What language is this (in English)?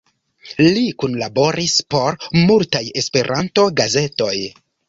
Esperanto